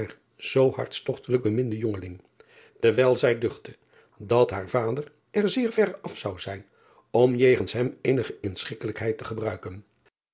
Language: Dutch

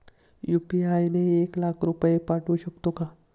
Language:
Marathi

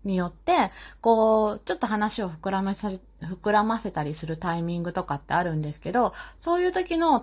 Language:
Japanese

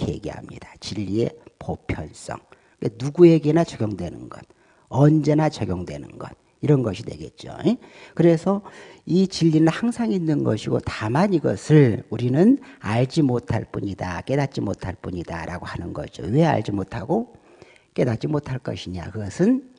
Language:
Korean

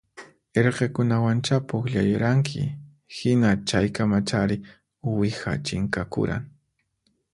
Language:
Puno Quechua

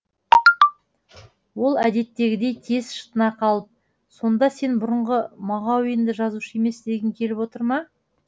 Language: Kazakh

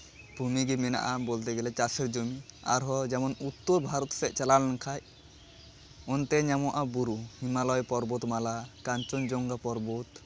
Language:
Santali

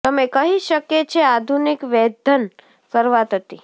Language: Gujarati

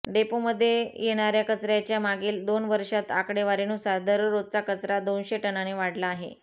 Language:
Marathi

